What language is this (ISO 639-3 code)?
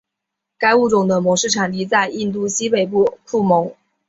zho